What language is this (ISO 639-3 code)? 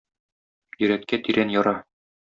tat